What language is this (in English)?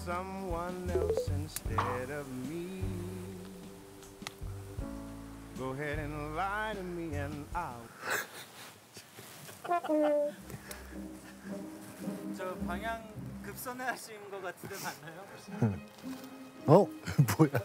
Korean